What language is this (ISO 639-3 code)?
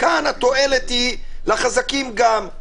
heb